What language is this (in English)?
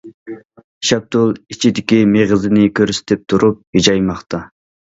Uyghur